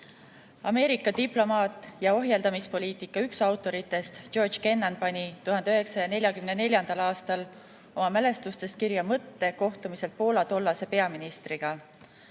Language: Estonian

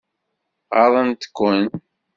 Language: Kabyle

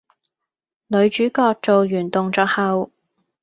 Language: Cantonese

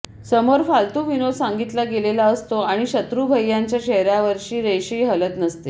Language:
Marathi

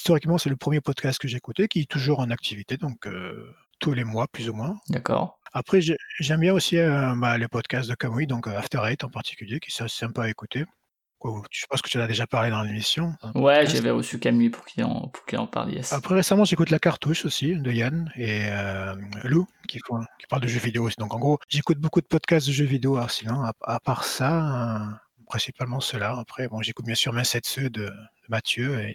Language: French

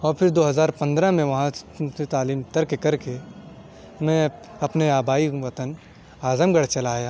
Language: Urdu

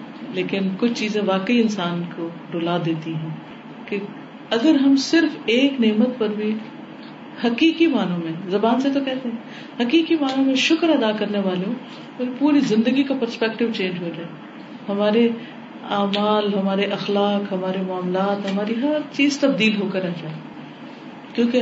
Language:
Urdu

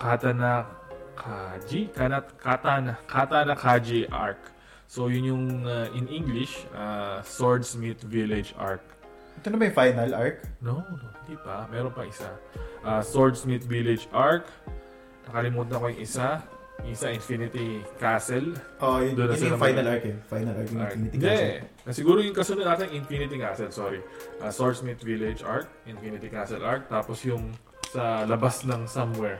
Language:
Filipino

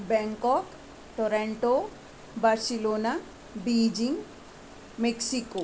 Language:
Sanskrit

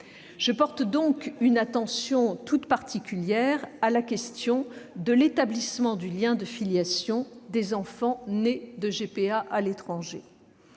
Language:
French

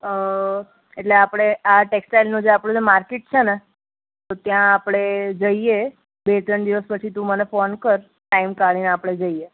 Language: Gujarati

